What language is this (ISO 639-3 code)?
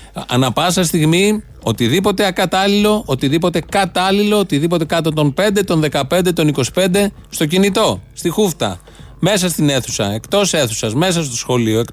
ell